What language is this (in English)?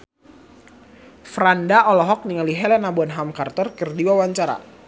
Sundanese